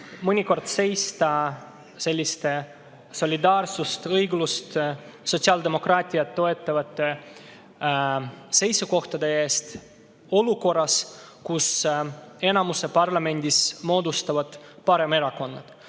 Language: Estonian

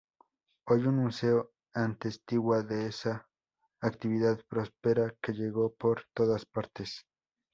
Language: Spanish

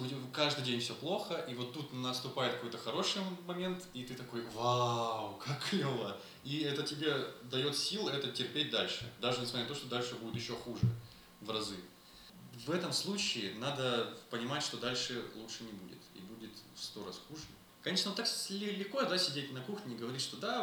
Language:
Russian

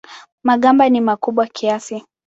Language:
Swahili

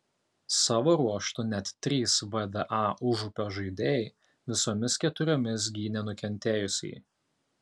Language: Lithuanian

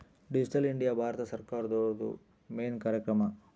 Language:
Kannada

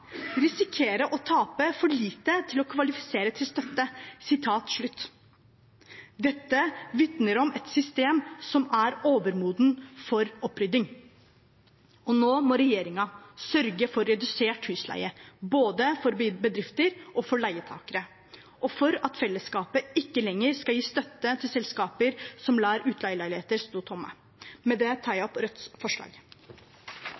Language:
Norwegian Bokmål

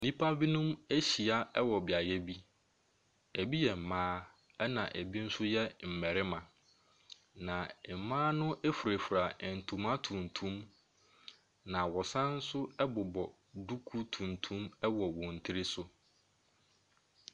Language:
Akan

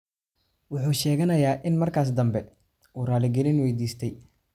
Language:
Somali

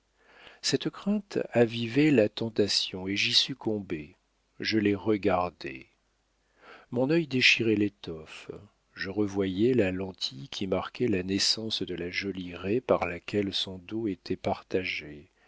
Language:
French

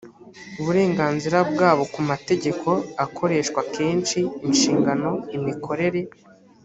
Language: Kinyarwanda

